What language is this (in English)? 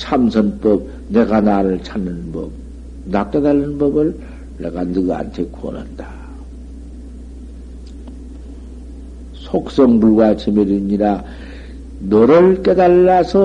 Korean